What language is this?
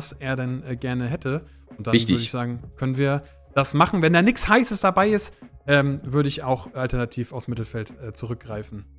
German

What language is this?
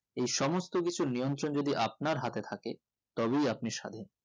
Bangla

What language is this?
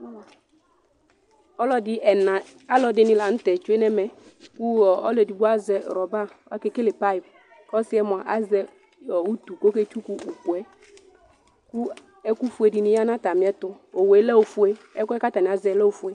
Ikposo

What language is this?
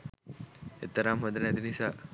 Sinhala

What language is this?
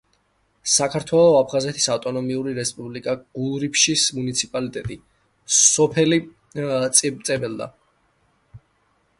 Georgian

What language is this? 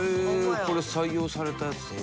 Japanese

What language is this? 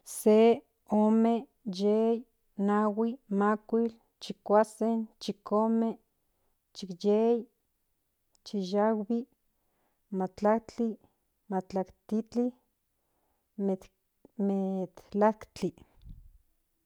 Central Nahuatl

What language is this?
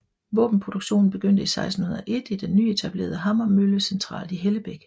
Danish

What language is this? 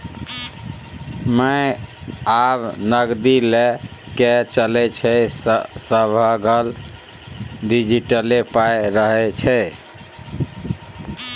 Maithili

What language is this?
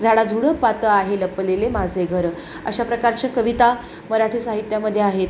Marathi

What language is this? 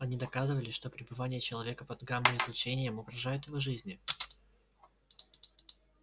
Russian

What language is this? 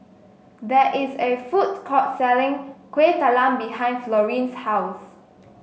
English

